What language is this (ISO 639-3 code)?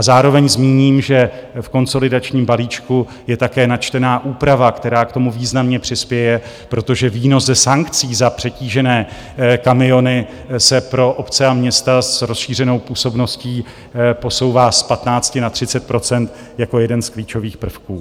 ces